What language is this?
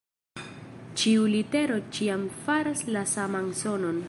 Esperanto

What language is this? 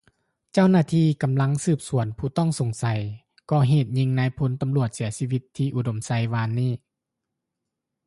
Lao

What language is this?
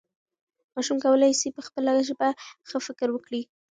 Pashto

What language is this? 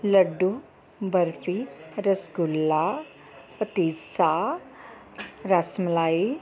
Punjabi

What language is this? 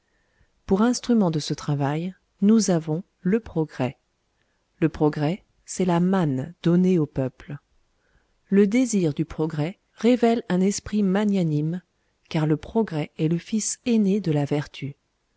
French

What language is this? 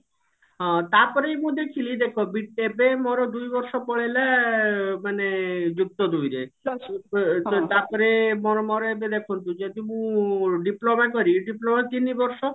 Odia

